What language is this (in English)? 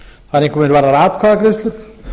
Icelandic